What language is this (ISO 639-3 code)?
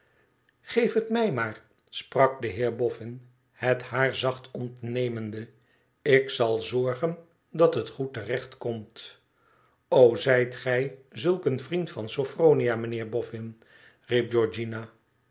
nld